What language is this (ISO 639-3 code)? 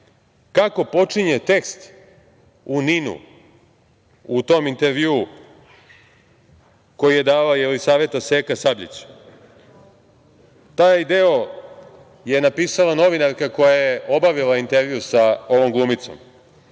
srp